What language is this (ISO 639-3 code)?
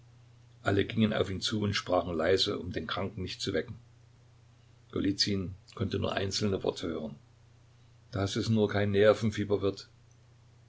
deu